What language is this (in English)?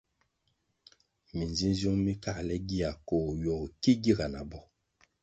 Kwasio